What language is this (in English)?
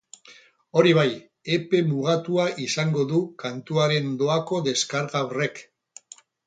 Basque